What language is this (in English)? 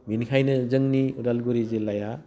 Bodo